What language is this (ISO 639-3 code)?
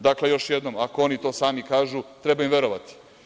srp